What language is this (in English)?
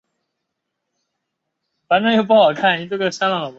Chinese